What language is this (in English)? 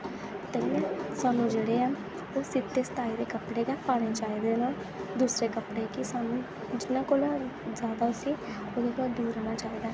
Dogri